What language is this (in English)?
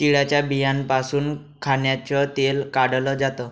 Marathi